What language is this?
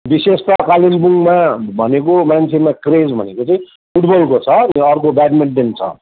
Nepali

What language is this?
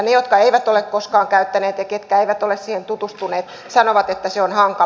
Finnish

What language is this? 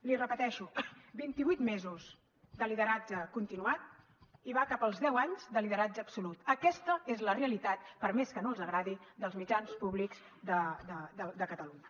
Catalan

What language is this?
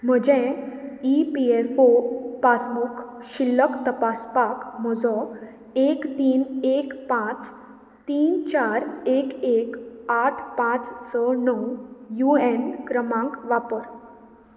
Konkani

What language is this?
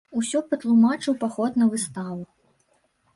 Belarusian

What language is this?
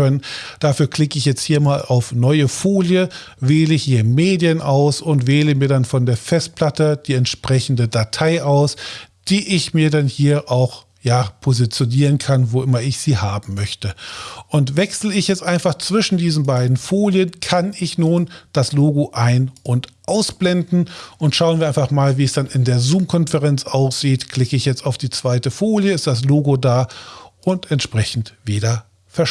German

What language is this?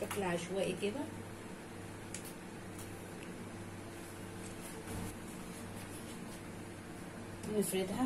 Arabic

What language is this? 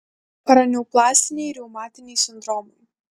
Lithuanian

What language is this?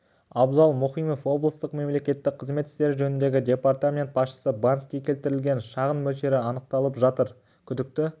Kazakh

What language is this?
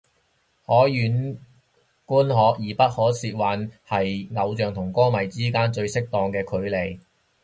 Cantonese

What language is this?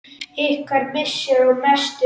Icelandic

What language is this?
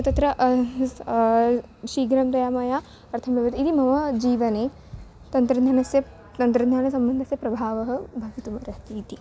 Sanskrit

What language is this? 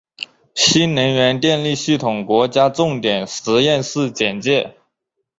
Chinese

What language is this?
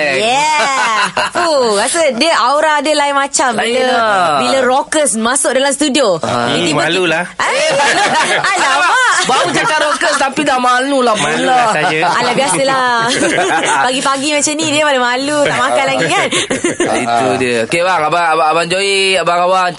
Malay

